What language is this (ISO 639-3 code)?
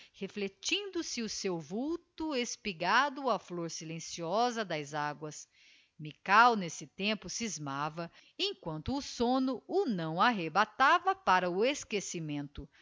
por